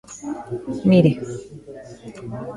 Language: Galician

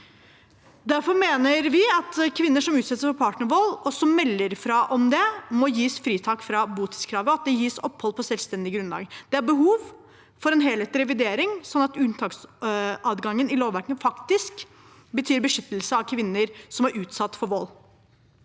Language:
Norwegian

